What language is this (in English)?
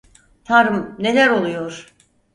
Turkish